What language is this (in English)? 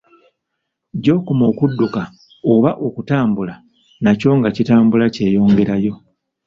Ganda